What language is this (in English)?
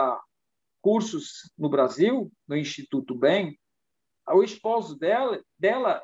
Portuguese